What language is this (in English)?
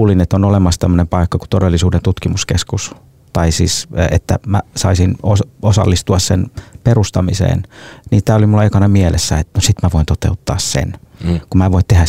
Finnish